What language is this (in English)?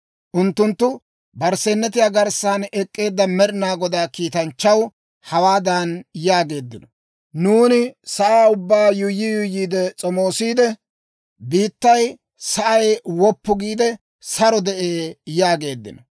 Dawro